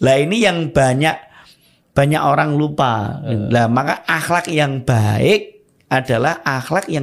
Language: Indonesian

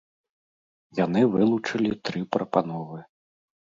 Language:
Belarusian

